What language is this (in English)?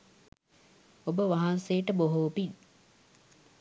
Sinhala